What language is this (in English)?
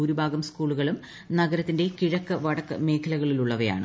Malayalam